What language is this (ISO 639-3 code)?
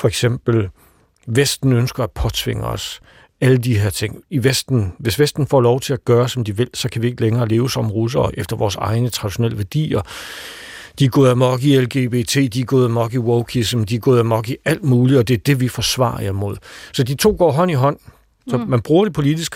dan